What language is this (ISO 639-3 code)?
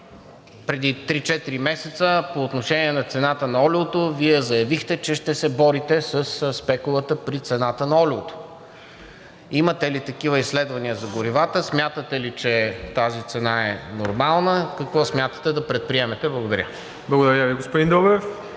bul